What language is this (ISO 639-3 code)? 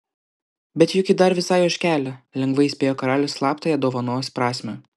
lit